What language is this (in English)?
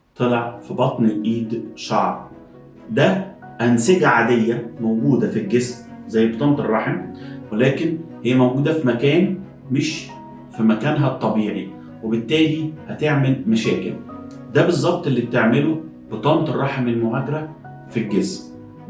Arabic